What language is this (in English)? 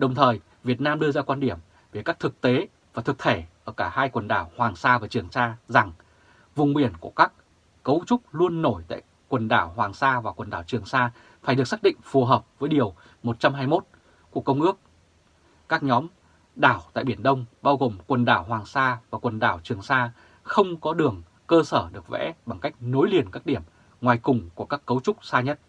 Vietnamese